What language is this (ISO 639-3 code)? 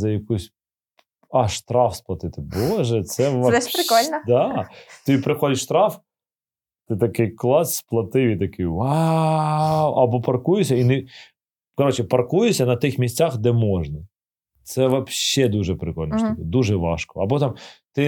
ukr